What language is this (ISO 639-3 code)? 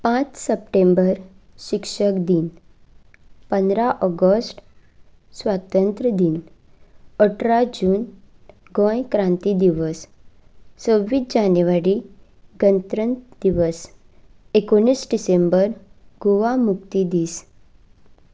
kok